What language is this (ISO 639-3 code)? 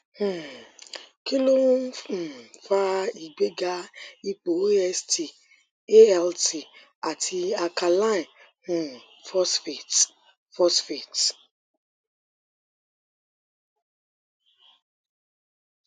yor